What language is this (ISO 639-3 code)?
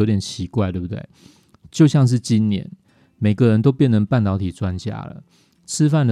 zho